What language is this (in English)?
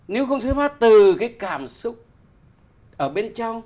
Vietnamese